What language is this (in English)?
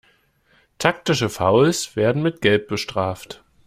German